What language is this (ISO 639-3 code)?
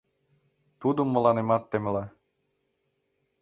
chm